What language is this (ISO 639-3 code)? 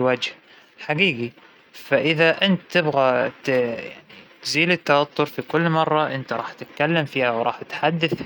acw